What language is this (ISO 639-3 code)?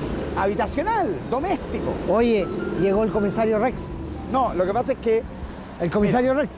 spa